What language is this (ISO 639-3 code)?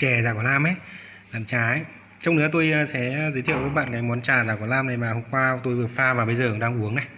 vie